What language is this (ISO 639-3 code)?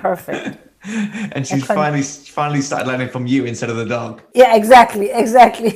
eng